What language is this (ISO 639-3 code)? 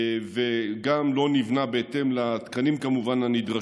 heb